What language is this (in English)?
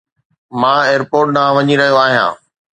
Sindhi